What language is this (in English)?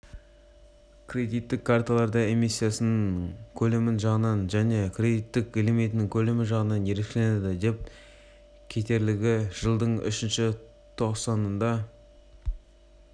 Kazakh